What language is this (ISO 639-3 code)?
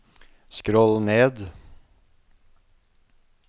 nor